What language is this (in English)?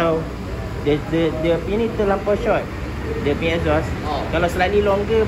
Malay